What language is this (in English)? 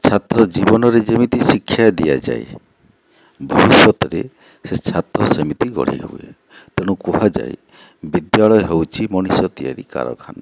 Odia